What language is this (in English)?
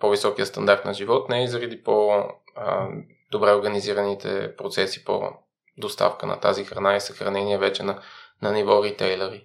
Bulgarian